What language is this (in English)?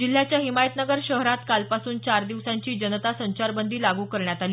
Marathi